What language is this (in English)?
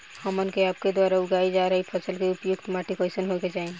Bhojpuri